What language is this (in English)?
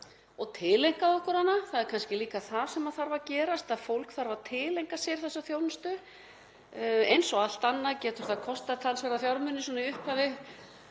Icelandic